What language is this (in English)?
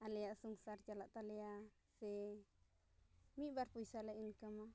Santali